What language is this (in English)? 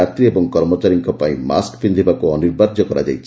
Odia